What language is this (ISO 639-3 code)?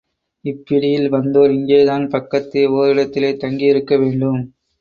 tam